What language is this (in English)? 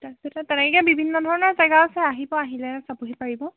Assamese